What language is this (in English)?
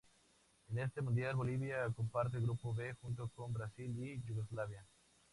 Spanish